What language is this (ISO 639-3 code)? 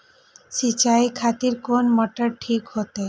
mai